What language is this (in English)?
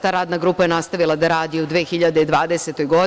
Serbian